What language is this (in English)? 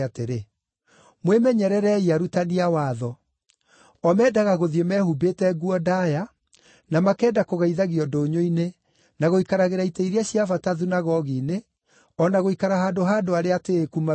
Kikuyu